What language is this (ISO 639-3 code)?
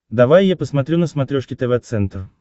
rus